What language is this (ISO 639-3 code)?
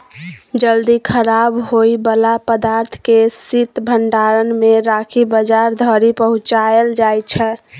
mai